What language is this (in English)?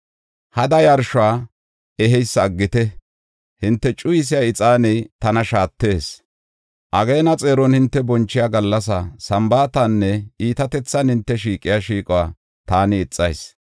Gofa